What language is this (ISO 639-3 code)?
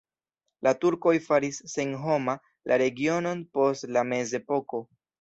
epo